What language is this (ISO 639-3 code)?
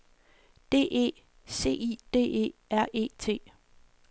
dan